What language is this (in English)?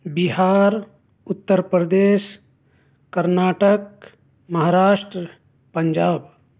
Urdu